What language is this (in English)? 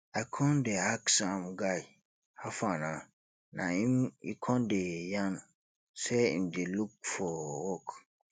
Nigerian Pidgin